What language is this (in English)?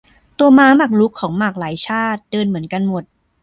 Thai